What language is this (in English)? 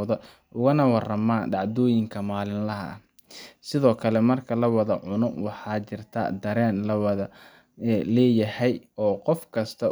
Somali